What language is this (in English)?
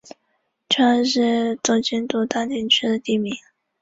Chinese